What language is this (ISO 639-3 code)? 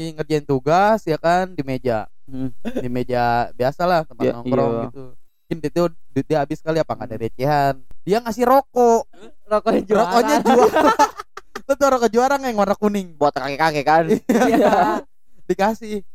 ind